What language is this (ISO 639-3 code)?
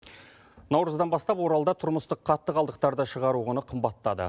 kaz